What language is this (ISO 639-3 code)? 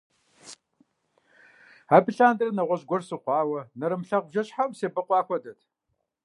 kbd